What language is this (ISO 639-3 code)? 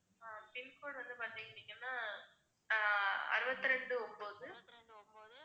tam